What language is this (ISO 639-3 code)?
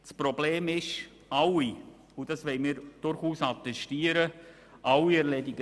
gsw